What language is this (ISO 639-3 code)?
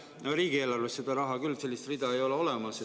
est